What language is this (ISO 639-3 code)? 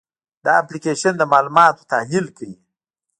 pus